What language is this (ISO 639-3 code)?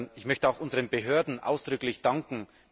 deu